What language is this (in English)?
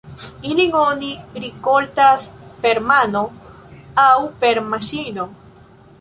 Esperanto